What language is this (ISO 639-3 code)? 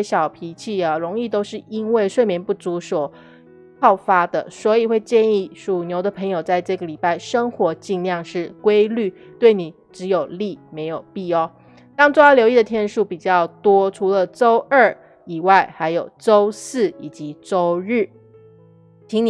zho